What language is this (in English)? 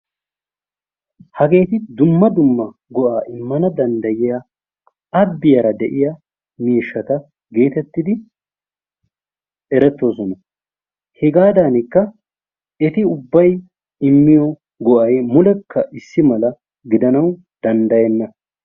Wolaytta